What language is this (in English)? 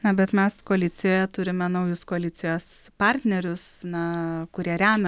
Lithuanian